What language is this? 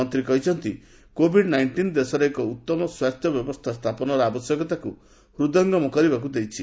Odia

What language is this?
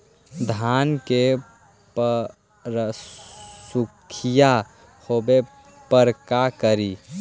Magahi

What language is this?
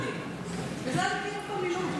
Hebrew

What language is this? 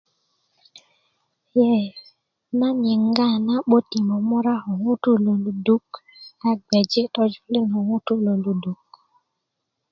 Kuku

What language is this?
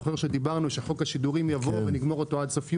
Hebrew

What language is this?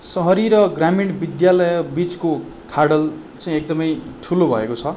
Nepali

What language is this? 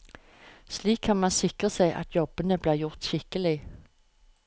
Norwegian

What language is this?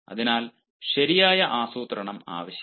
Malayalam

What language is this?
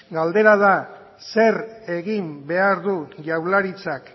Basque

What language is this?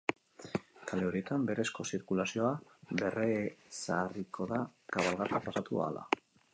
Basque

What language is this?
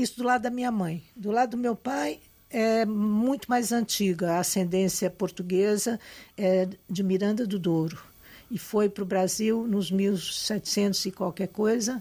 Portuguese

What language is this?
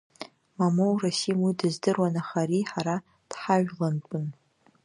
Abkhazian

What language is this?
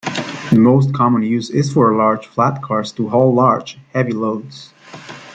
English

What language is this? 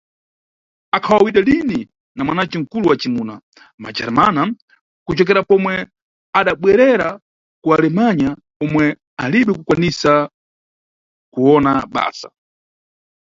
Nyungwe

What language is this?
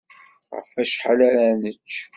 Kabyle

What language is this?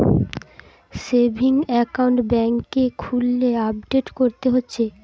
Bangla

